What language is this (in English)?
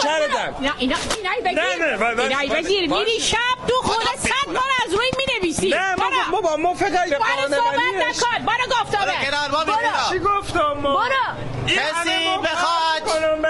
Persian